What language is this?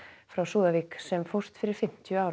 Icelandic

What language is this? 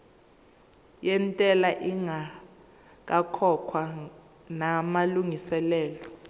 Zulu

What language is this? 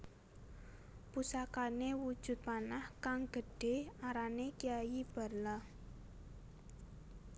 Javanese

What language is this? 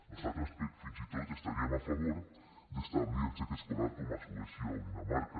Catalan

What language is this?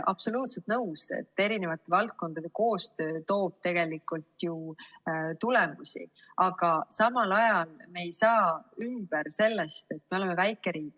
Estonian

